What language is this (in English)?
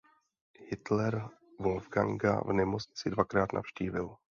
Czech